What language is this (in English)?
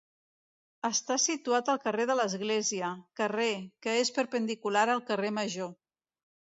Catalan